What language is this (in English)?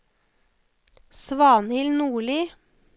Norwegian